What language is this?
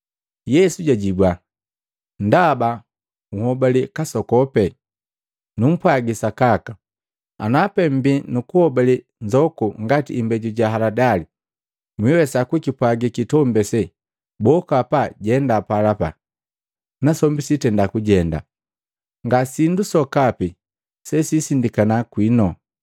Matengo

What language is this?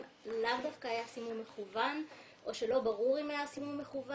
Hebrew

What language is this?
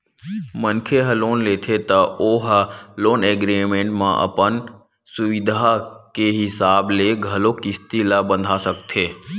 Chhattisgarhi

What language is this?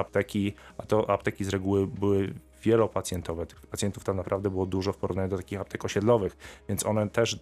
Polish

